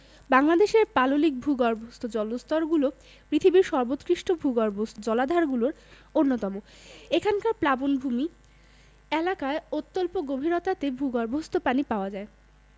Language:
Bangla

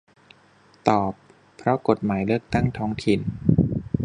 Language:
Thai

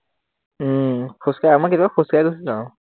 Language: Assamese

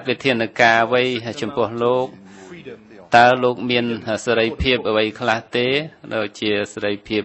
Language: Vietnamese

